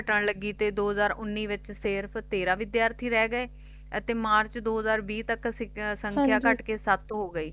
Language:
Punjabi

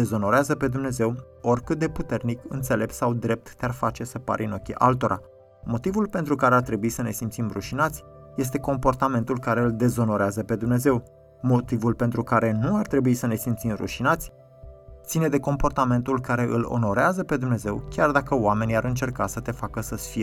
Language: Romanian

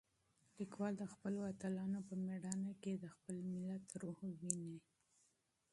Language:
Pashto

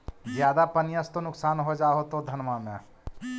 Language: Magahi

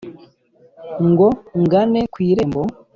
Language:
Kinyarwanda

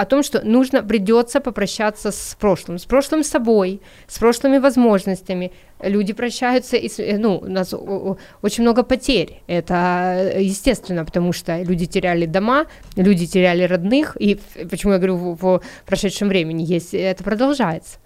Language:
Russian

